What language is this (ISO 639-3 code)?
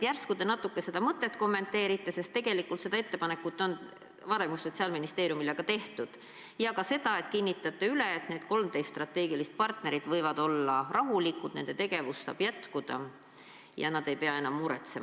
est